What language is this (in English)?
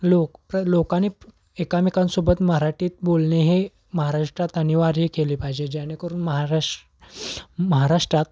Marathi